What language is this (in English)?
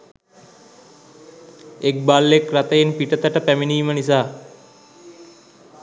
Sinhala